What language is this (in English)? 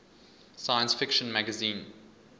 English